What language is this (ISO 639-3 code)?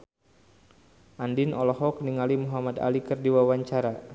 sun